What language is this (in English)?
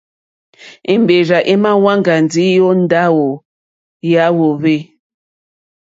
Mokpwe